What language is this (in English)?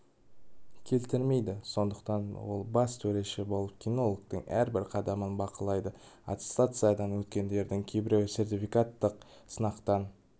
Kazakh